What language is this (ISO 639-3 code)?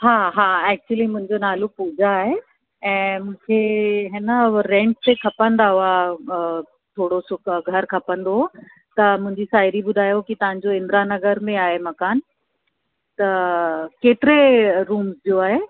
snd